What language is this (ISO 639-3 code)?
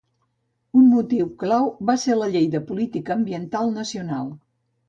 cat